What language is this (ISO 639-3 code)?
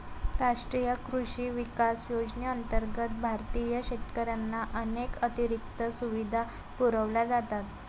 mar